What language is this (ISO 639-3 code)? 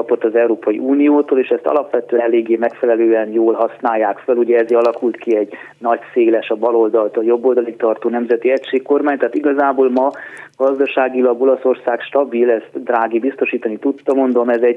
hun